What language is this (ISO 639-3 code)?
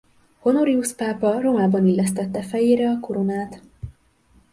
hun